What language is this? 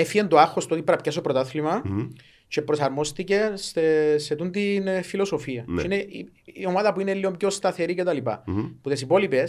Greek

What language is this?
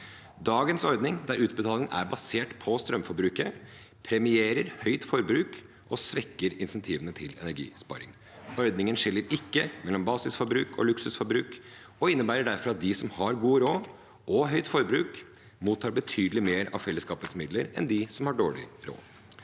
Norwegian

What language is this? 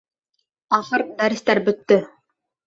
Bashkir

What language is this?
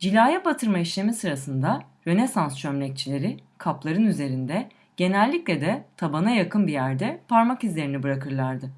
Turkish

